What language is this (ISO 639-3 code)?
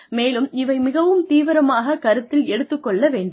tam